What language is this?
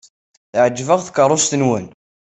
Kabyle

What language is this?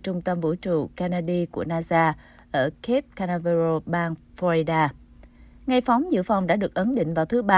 Vietnamese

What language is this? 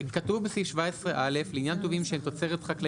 Hebrew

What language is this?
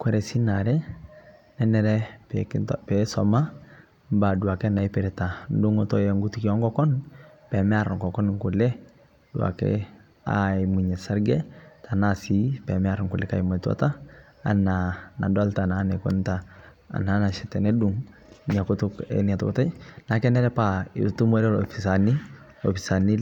Masai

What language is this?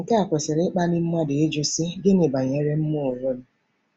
Igbo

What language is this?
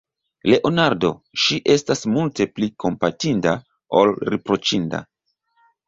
Esperanto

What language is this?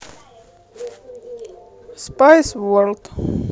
Russian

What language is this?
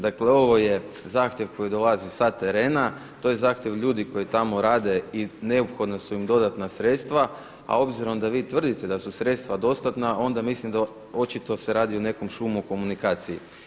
Croatian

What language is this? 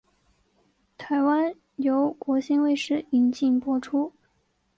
Chinese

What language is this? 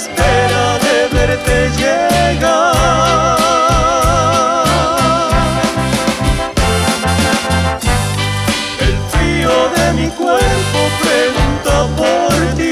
Spanish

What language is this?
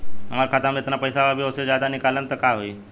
Bhojpuri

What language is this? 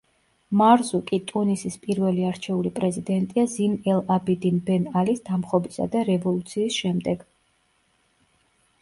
Georgian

